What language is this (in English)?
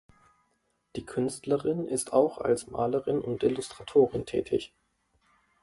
German